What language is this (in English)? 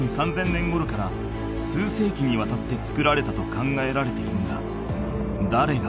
Japanese